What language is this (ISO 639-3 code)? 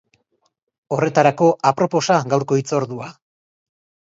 eus